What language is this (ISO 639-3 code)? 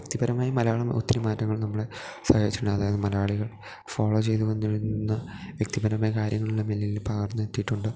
mal